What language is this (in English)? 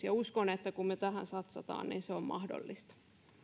Finnish